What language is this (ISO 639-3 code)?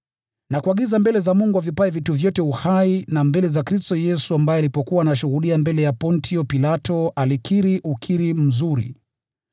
swa